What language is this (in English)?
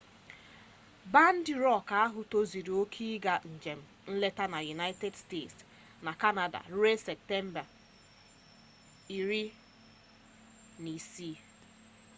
Igbo